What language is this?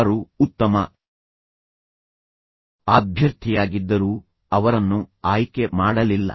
Kannada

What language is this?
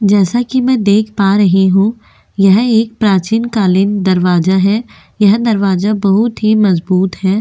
Hindi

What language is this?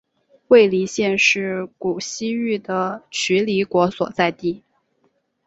Chinese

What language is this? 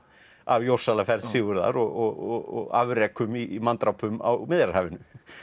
Icelandic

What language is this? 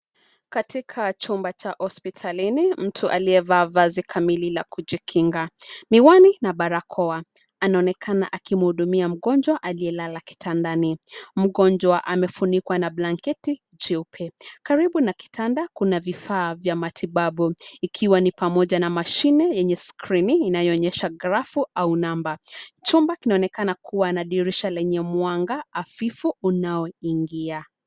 Swahili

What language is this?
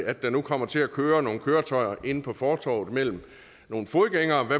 Danish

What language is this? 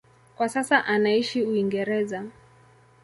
Swahili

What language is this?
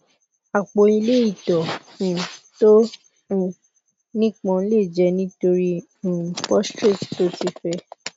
Yoruba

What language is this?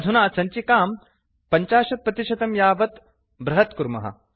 Sanskrit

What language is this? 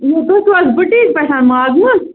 Kashmiri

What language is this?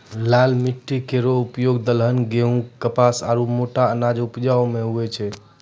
Maithili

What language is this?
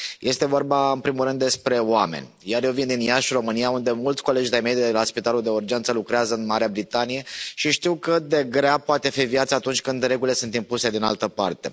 Romanian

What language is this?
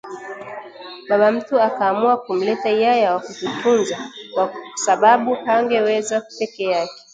Swahili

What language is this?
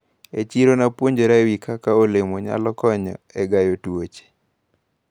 Luo (Kenya and Tanzania)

